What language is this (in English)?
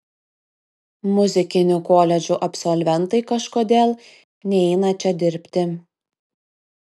Lithuanian